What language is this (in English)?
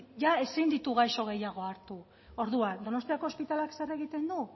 Basque